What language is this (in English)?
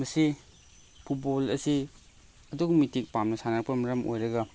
Manipuri